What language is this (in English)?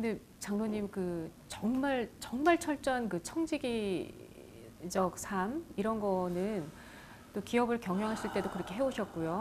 Korean